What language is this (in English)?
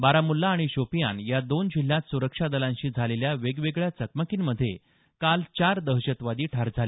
Marathi